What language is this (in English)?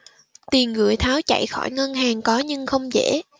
Vietnamese